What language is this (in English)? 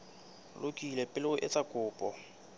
Southern Sotho